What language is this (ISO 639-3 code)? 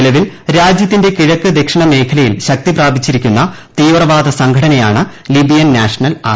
mal